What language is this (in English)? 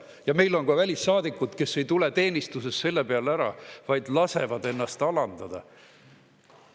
Estonian